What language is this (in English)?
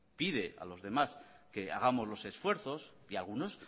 Spanish